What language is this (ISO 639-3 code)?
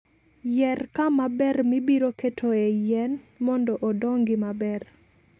luo